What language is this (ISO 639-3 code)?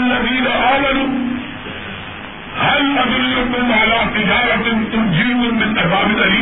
urd